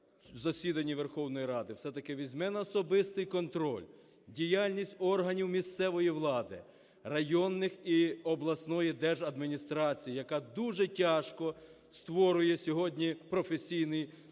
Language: Ukrainian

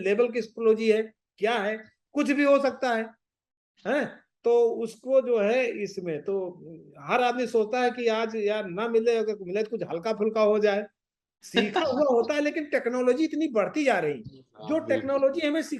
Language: Hindi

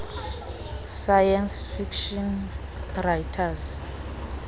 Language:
Xhosa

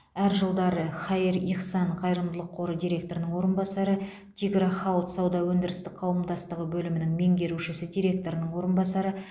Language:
Kazakh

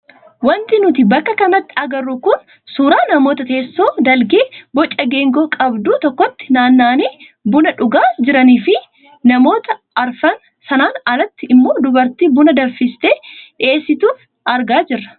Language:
Oromo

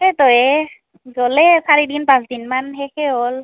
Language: Assamese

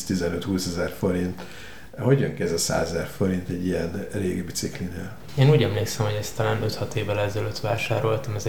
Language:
Hungarian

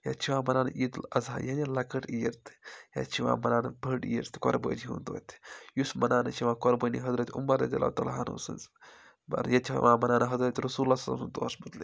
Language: Kashmiri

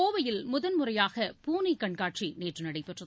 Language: Tamil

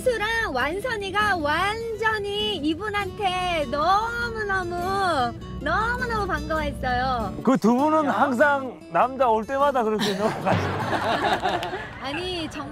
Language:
Korean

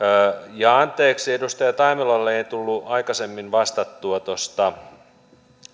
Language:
Finnish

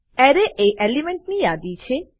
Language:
Gujarati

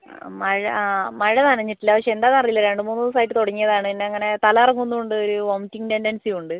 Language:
Malayalam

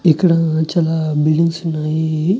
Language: Telugu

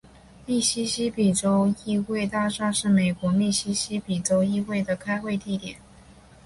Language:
Chinese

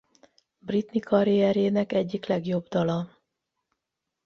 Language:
Hungarian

